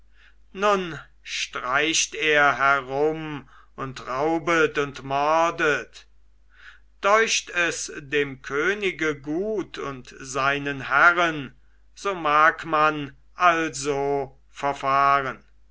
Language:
German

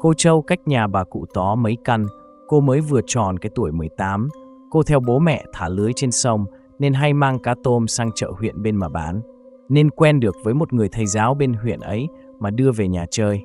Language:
Vietnamese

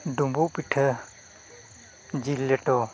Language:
Santali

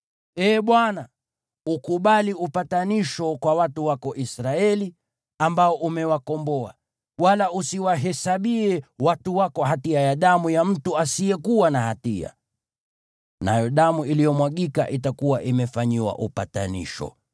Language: Swahili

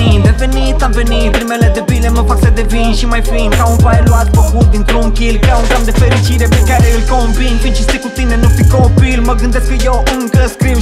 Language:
Romanian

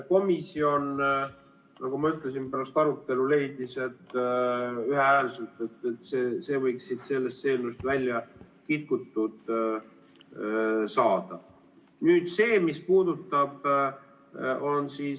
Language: Estonian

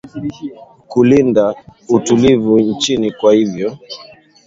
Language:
Swahili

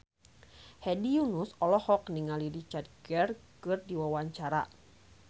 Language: Sundanese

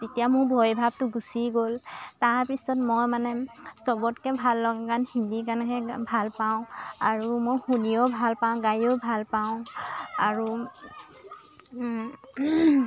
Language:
Assamese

